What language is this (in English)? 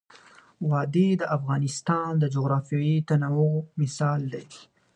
Pashto